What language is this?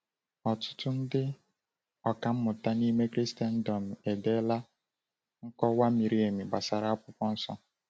Igbo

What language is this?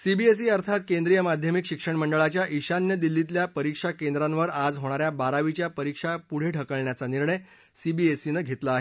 Marathi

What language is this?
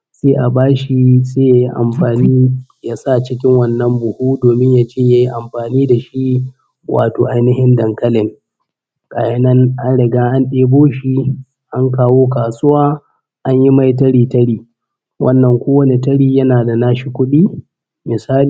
Hausa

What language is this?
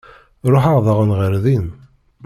Kabyle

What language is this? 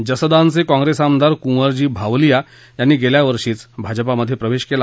Marathi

